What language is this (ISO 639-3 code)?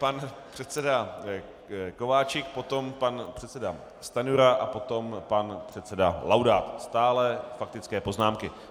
ces